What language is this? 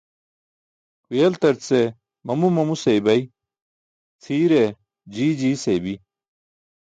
Burushaski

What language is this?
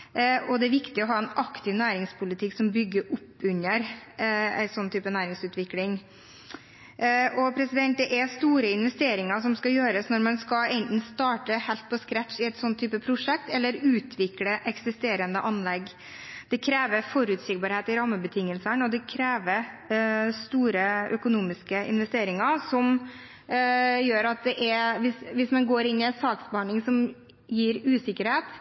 Norwegian Bokmål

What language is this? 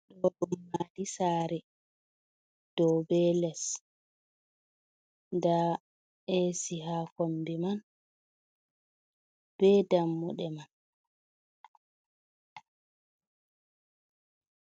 Fula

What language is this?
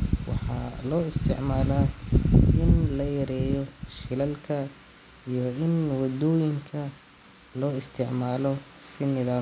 Somali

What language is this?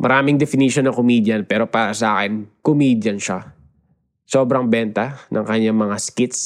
Filipino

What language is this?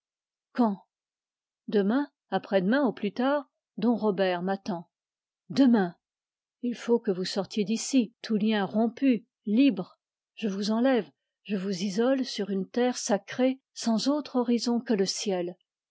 French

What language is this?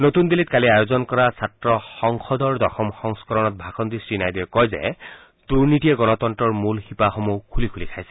Assamese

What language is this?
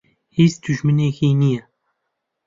Central Kurdish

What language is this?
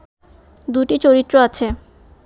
Bangla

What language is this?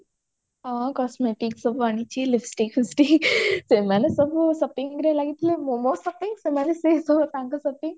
Odia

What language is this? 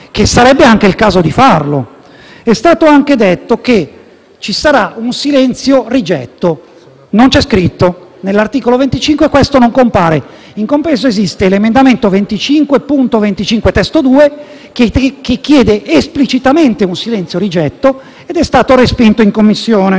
Italian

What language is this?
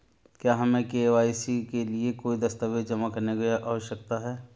Hindi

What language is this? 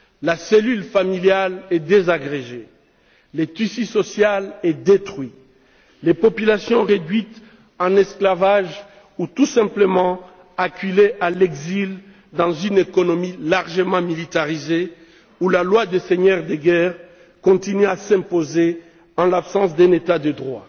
French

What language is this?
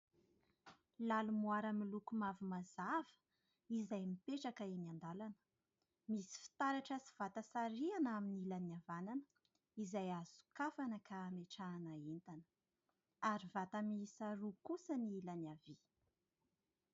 Malagasy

